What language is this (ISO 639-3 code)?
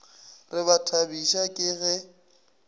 nso